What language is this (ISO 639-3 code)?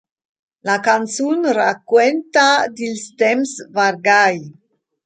roh